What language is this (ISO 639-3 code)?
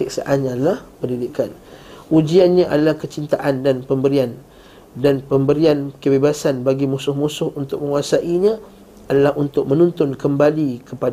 msa